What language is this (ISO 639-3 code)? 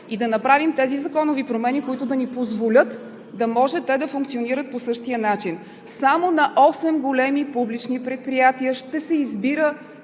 bul